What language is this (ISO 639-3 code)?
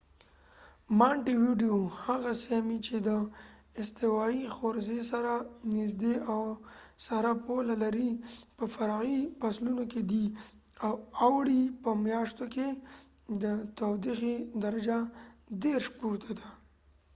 pus